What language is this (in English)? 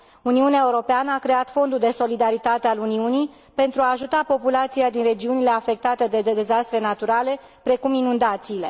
Romanian